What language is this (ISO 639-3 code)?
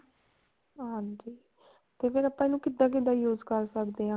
pan